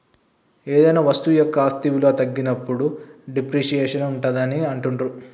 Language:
Telugu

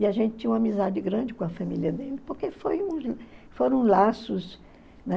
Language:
Portuguese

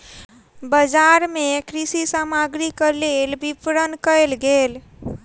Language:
Maithili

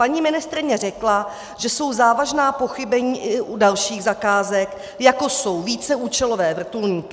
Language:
Czech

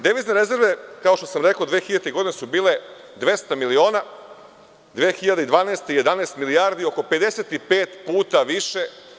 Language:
Serbian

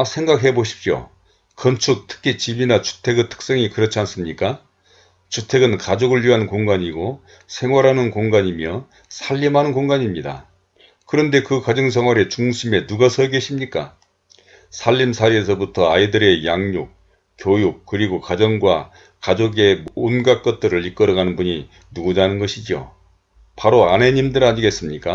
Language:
Korean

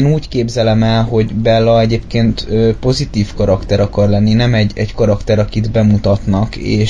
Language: Hungarian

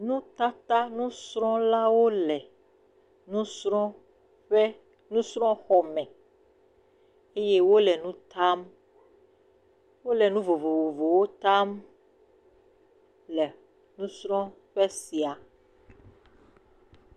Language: Ewe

